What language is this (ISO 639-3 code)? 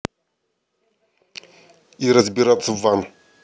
rus